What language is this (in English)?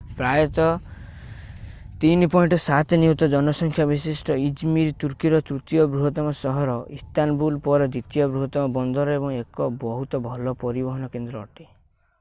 Odia